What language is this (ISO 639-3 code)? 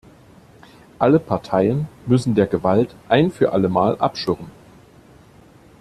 deu